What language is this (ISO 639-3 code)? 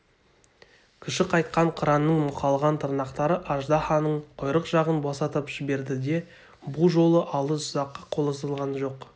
kaz